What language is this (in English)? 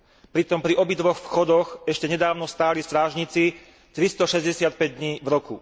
Slovak